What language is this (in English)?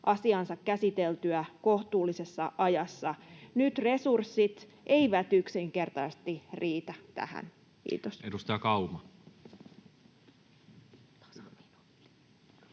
Finnish